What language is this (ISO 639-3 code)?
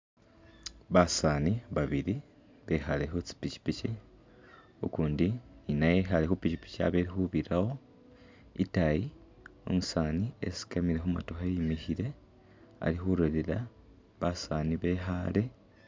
myx